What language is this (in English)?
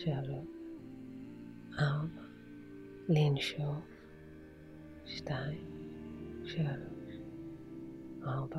Hebrew